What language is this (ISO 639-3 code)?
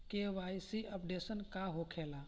bho